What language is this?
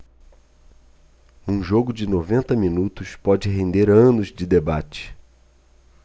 Portuguese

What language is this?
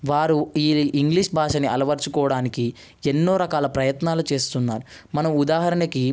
Telugu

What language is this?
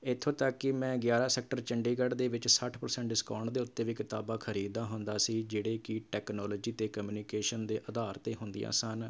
Punjabi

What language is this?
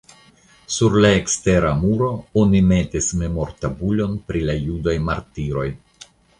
Esperanto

